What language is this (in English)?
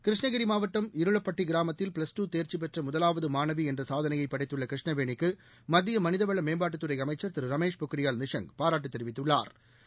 Tamil